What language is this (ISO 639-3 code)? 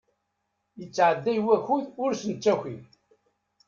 kab